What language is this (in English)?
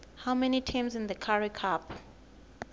Swati